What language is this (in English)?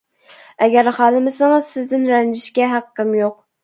Uyghur